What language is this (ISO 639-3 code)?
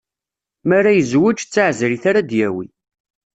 kab